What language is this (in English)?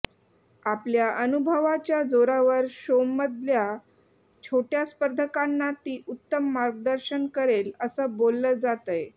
Marathi